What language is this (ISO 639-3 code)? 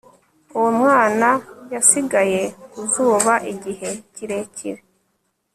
kin